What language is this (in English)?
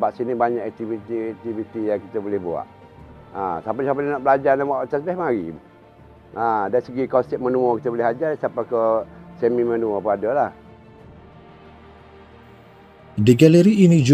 Malay